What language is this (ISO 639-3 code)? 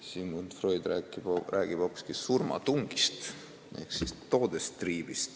est